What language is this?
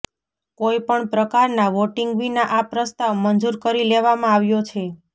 Gujarati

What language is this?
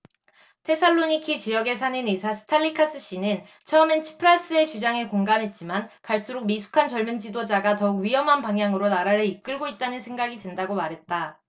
Korean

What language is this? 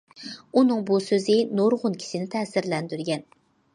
Uyghur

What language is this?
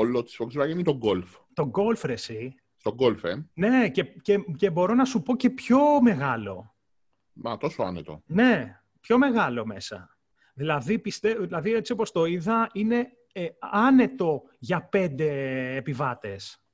Greek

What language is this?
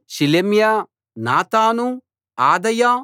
Telugu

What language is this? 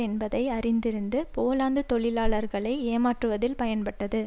Tamil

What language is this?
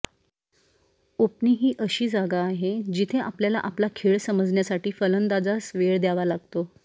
Marathi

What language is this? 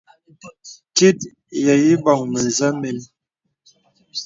Bebele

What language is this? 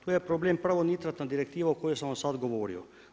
Croatian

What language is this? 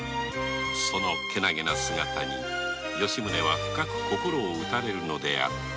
Japanese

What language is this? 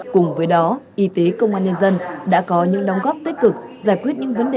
Vietnamese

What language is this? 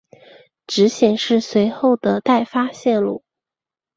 Chinese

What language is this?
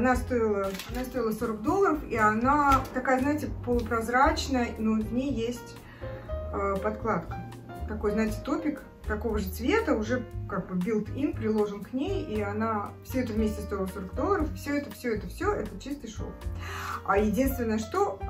Russian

